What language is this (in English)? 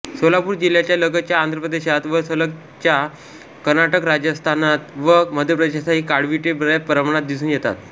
Marathi